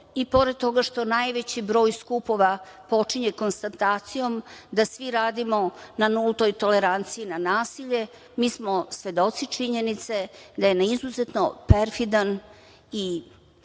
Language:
Serbian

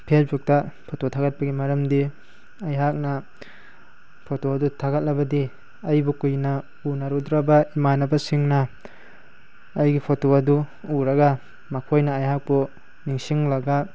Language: Manipuri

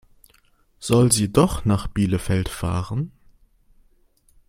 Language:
German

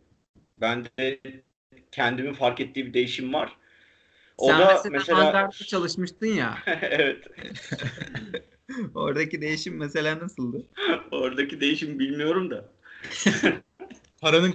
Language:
Turkish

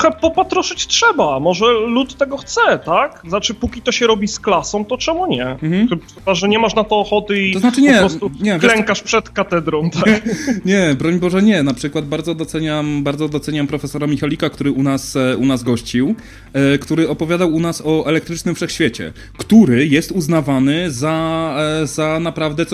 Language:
Polish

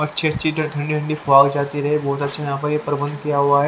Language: Hindi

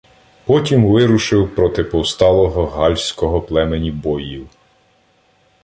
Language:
Ukrainian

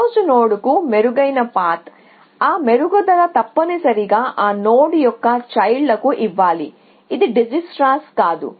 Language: Telugu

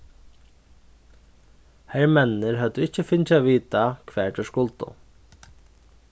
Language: Faroese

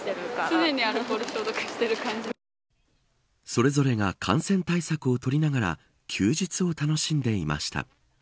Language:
Japanese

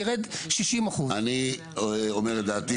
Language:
Hebrew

